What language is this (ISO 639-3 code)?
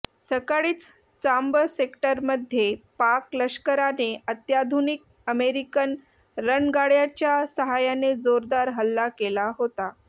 mar